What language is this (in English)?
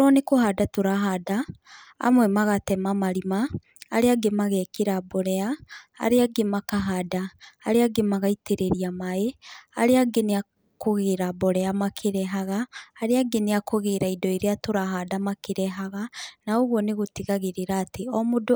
Kikuyu